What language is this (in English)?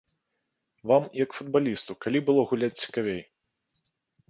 Belarusian